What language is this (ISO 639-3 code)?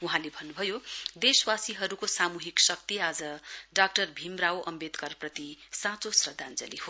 nep